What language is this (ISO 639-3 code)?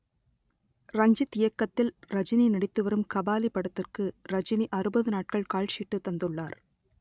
tam